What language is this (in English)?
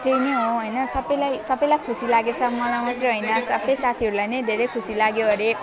Nepali